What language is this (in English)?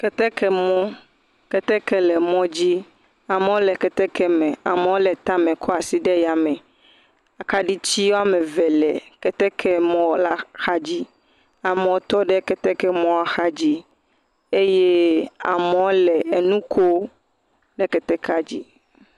Ewe